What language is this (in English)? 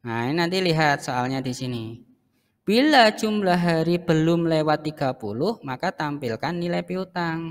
Indonesian